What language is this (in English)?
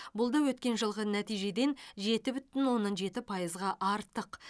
Kazakh